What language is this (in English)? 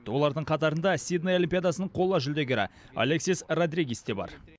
Kazakh